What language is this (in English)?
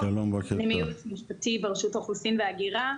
Hebrew